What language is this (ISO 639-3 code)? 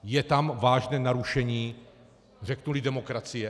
ces